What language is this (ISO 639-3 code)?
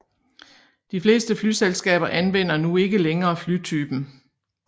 dan